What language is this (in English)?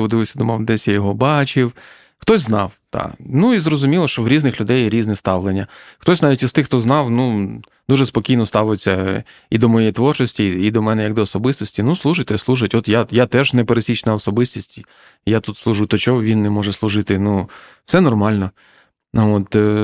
Ukrainian